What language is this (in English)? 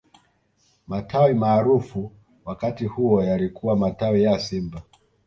Swahili